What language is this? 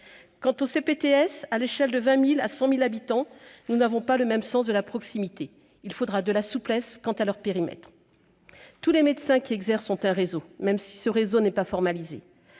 French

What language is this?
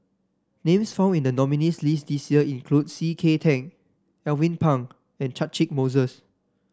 English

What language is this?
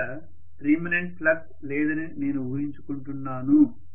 Telugu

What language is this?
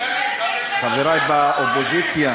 Hebrew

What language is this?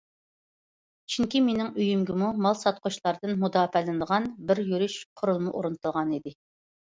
Uyghur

